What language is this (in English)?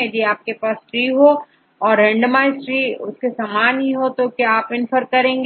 Hindi